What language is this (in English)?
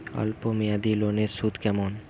Bangla